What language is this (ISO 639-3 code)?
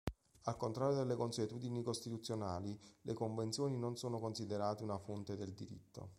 ita